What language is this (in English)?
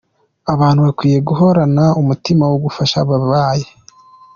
Kinyarwanda